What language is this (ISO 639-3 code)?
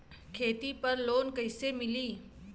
bho